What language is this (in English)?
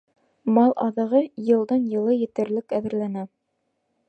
Bashkir